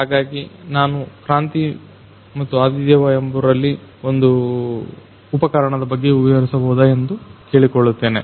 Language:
Kannada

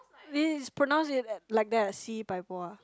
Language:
English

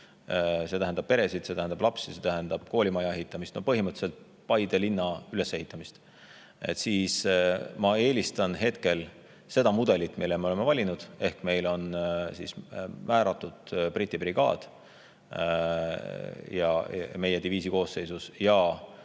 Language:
Estonian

